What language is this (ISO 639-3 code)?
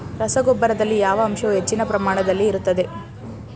kan